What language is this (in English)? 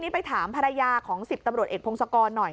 Thai